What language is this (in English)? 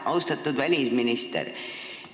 Estonian